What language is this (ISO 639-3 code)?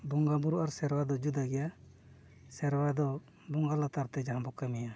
sat